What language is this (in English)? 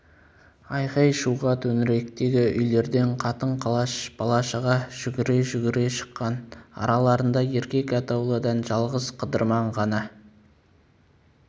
Kazakh